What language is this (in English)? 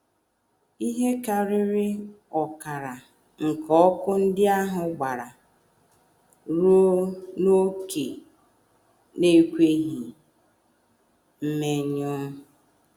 Igbo